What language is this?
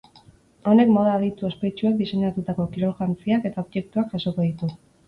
Basque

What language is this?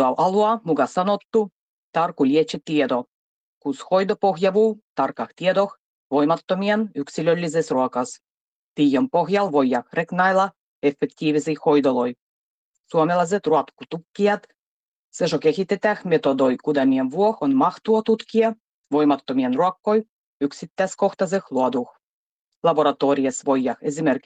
Finnish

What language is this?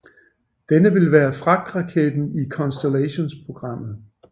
Danish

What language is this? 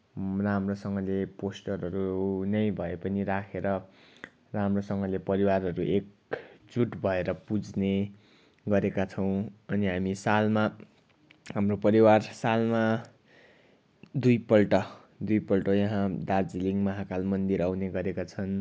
Nepali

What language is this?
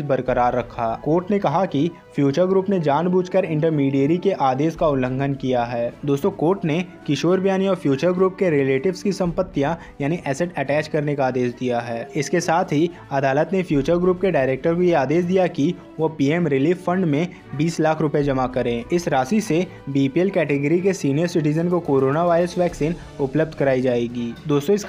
Hindi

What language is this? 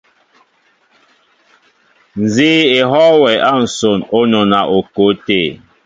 Mbo (Cameroon)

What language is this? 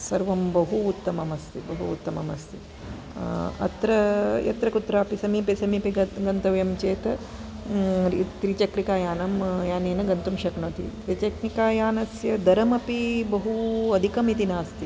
Sanskrit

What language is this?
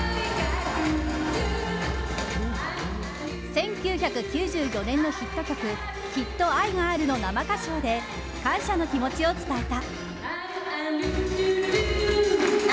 Japanese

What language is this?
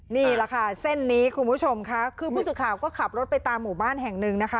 Thai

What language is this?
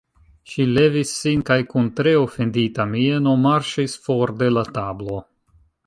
Esperanto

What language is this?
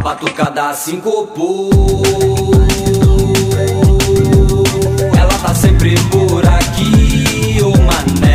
Romanian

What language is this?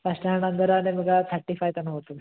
Kannada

